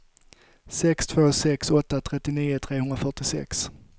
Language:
Swedish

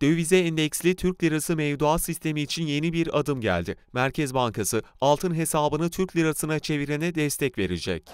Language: Turkish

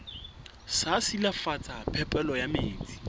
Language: Southern Sotho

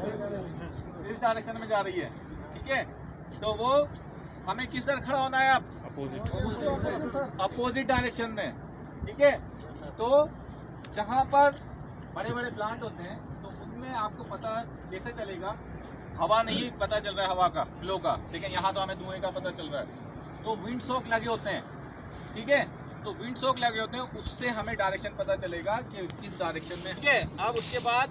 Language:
Hindi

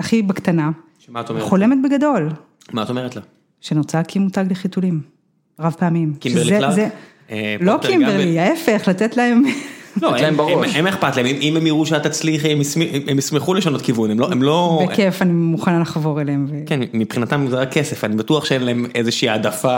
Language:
Hebrew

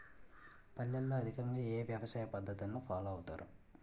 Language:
Telugu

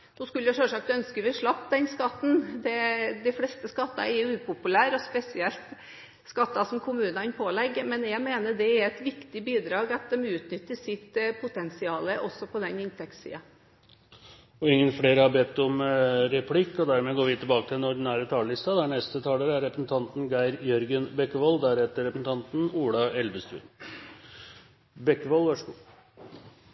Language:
Norwegian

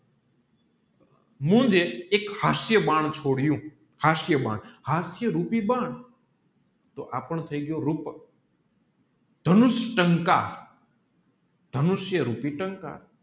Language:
Gujarati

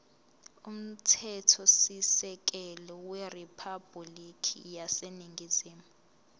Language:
Zulu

